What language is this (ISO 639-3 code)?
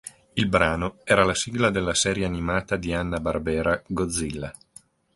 ita